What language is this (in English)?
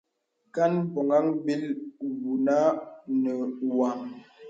Bebele